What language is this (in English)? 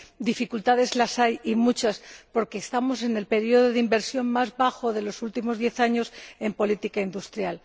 Spanish